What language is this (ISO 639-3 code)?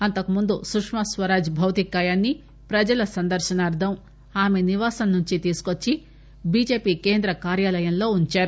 tel